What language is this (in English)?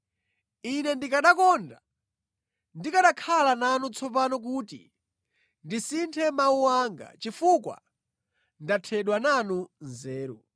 Nyanja